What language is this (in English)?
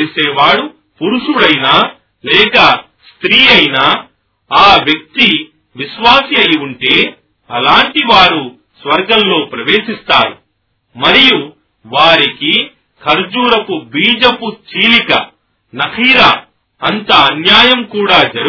Telugu